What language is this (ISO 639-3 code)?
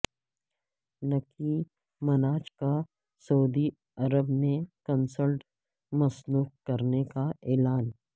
urd